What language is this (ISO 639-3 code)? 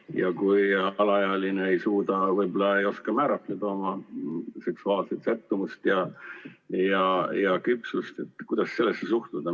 est